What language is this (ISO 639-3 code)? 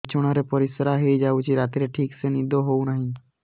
ori